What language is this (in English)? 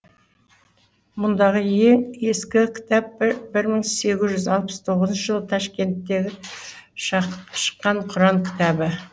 Kazakh